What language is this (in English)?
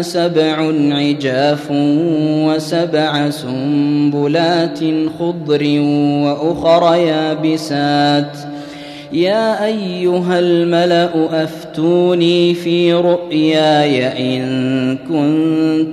Arabic